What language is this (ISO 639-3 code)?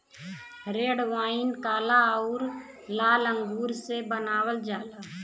bho